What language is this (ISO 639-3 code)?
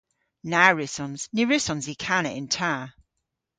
cor